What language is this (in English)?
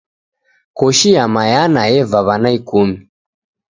Taita